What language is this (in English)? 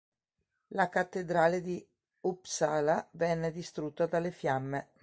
Italian